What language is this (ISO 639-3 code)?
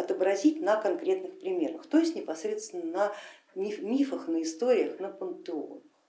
rus